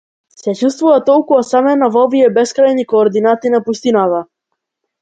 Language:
Macedonian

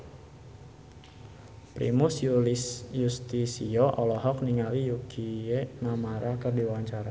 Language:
Sundanese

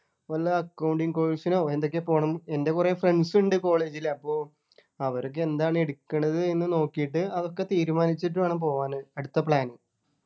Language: Malayalam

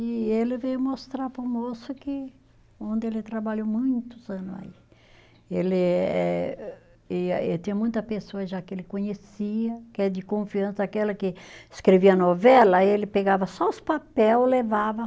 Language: Portuguese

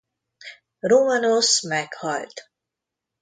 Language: Hungarian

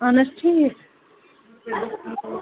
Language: Kashmiri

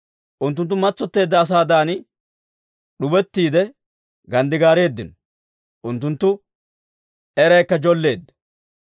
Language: Dawro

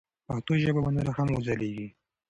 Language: Pashto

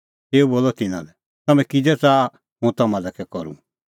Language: Kullu Pahari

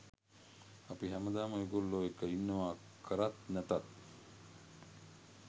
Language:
Sinhala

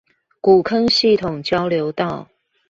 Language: Chinese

